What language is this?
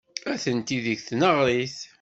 Kabyle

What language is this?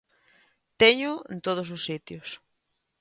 Galician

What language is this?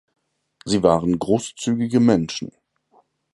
German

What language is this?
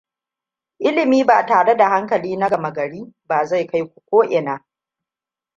Hausa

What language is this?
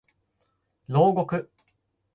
Japanese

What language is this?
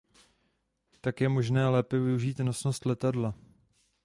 Czech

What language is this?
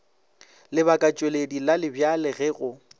Northern Sotho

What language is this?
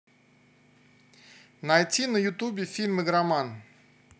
Russian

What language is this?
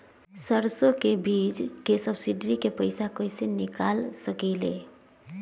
Magahi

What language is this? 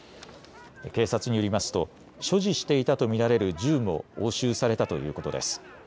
Japanese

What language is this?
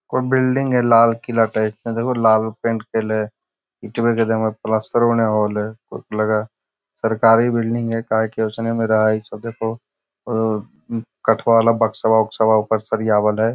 Magahi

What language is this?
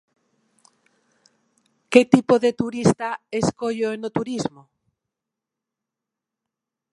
Galician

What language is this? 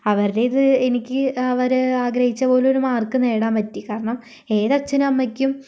Malayalam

